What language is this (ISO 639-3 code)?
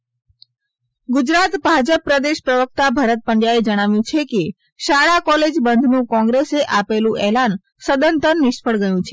guj